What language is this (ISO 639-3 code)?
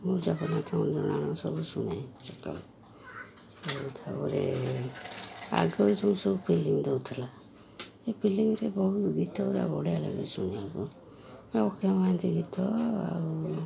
ori